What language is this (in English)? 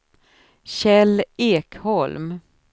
Swedish